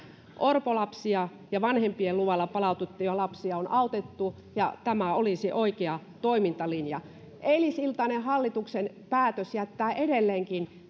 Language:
Finnish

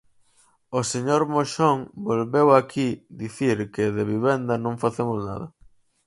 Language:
Galician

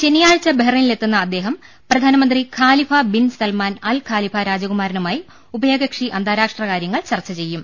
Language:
Malayalam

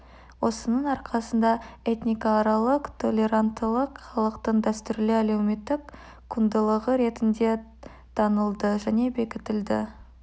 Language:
Kazakh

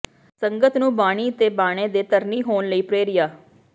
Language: Punjabi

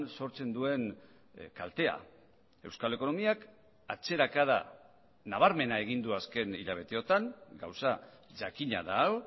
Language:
Basque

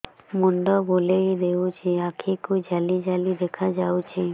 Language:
Odia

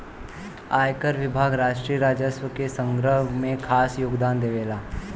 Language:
Bhojpuri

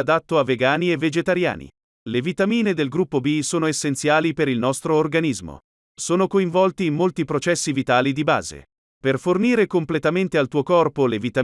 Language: Italian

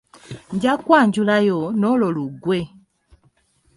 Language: Ganda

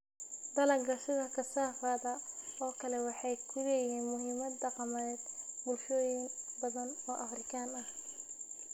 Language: Somali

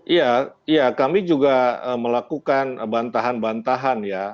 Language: Indonesian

